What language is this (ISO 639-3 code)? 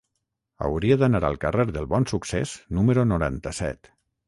cat